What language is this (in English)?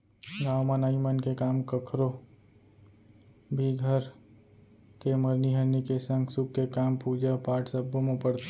Chhattisgarhi